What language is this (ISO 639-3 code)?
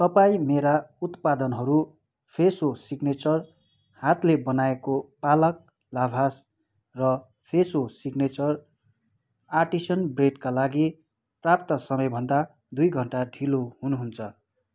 nep